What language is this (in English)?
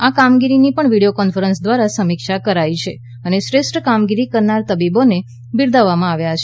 Gujarati